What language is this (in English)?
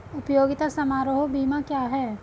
Hindi